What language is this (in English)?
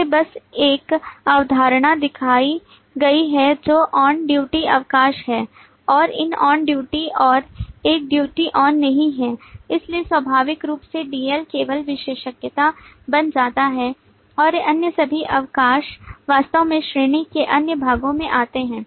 Hindi